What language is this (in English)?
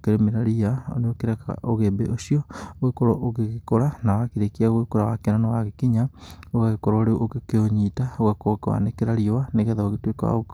Kikuyu